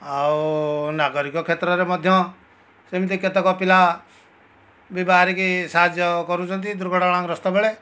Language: Odia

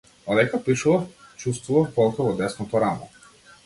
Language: Macedonian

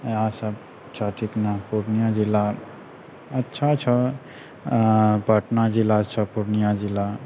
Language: Maithili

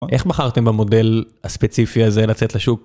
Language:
Hebrew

